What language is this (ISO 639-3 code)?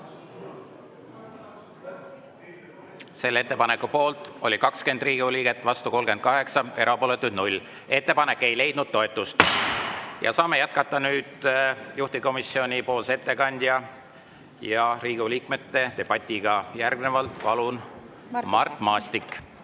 est